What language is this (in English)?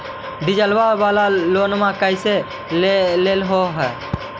Magahi